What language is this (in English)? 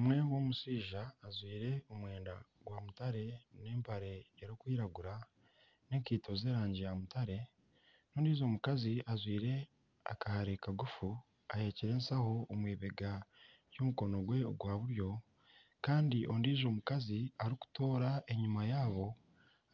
Nyankole